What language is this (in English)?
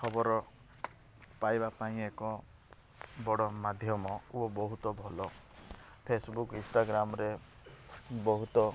Odia